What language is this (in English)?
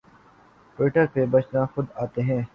Urdu